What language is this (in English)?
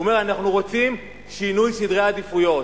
Hebrew